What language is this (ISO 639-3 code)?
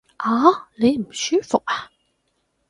yue